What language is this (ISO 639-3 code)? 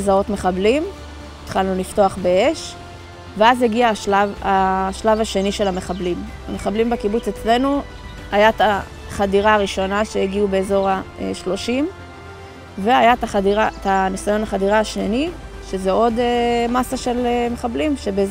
heb